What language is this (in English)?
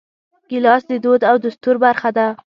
Pashto